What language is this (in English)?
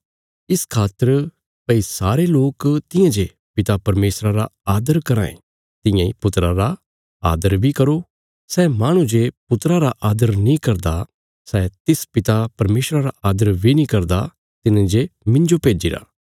Bilaspuri